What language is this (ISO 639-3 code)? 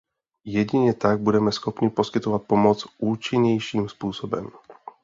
ces